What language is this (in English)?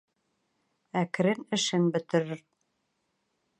Bashkir